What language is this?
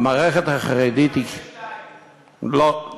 Hebrew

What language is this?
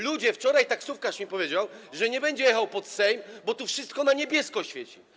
Polish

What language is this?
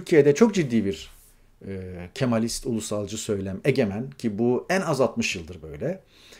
Turkish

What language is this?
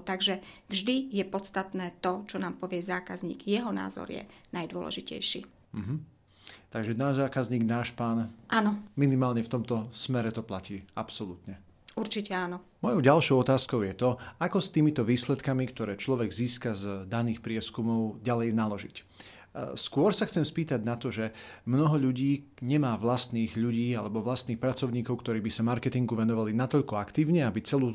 Slovak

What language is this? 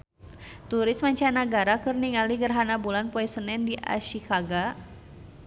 Sundanese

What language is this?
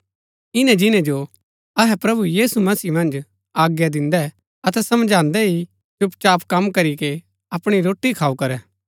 Gaddi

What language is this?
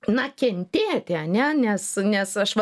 Lithuanian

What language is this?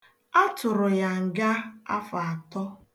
Igbo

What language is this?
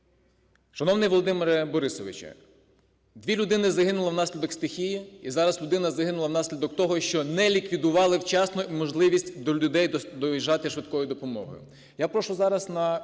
Ukrainian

